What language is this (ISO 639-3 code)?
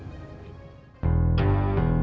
ind